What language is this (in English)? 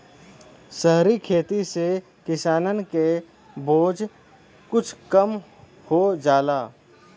Bhojpuri